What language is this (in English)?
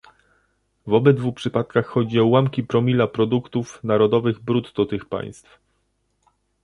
Polish